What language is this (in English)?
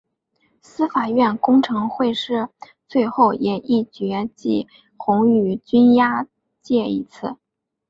Chinese